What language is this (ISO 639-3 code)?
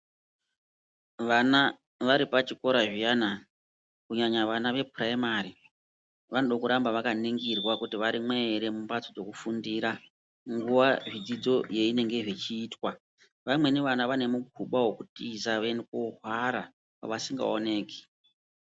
ndc